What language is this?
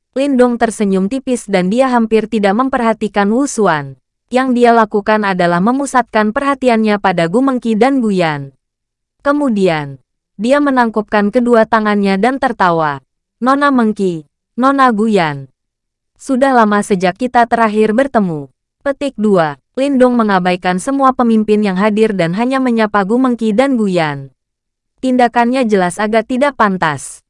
Indonesian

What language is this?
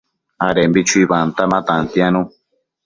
Matsés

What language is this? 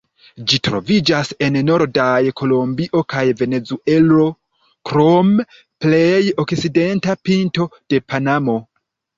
Esperanto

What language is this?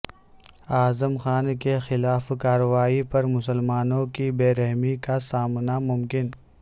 Urdu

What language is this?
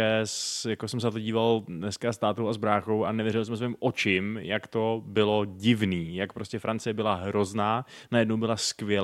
Czech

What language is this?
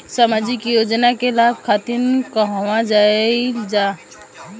Bhojpuri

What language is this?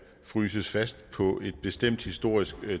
Danish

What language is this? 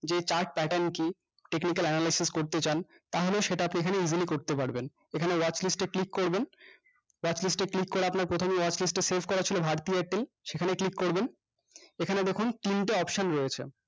Bangla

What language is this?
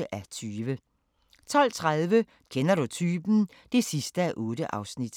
Danish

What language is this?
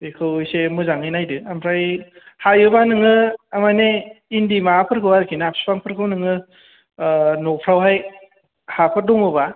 Bodo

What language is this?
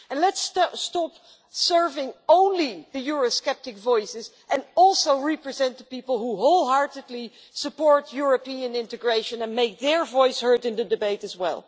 English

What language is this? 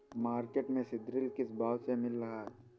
Hindi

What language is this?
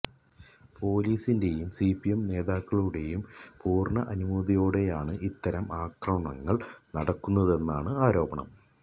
Malayalam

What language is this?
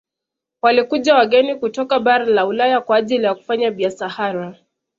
Swahili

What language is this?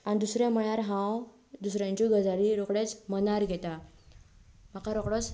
Konkani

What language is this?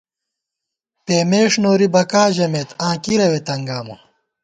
Gawar-Bati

